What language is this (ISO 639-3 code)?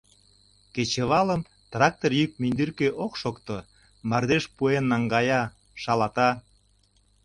chm